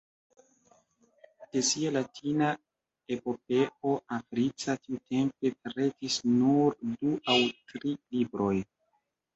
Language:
Esperanto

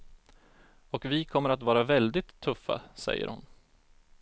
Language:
Swedish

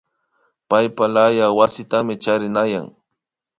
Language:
Imbabura Highland Quichua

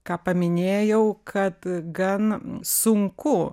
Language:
Lithuanian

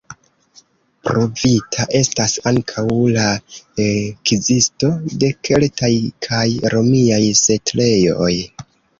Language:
Esperanto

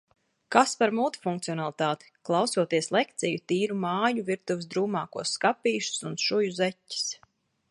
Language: Latvian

